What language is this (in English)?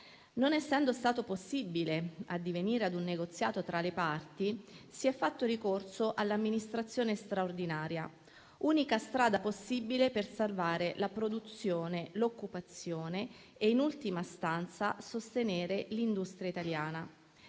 Italian